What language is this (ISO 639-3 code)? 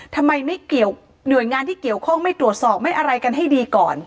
tha